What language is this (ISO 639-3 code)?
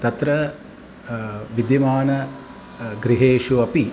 san